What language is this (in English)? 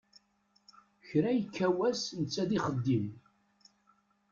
Kabyle